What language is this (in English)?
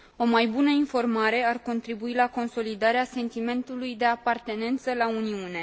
Romanian